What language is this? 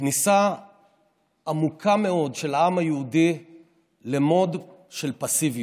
Hebrew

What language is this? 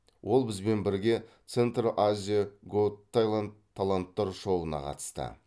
Kazakh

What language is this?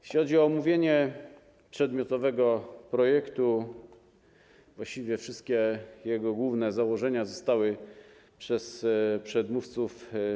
Polish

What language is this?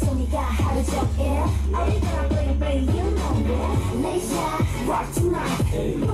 Korean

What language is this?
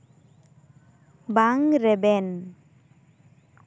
Santali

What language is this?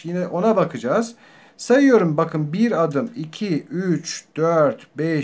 Turkish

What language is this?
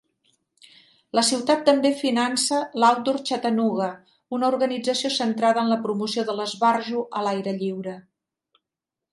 Catalan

